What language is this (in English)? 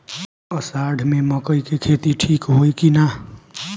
Bhojpuri